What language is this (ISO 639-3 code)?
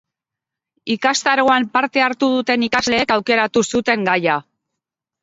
eus